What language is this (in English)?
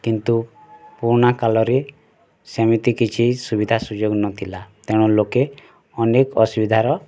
Odia